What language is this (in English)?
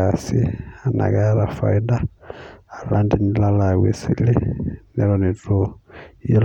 Masai